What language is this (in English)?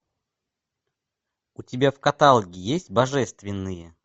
Russian